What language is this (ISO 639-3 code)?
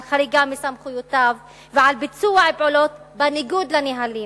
heb